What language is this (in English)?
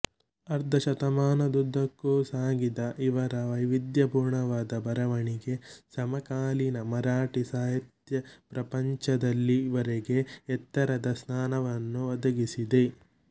Kannada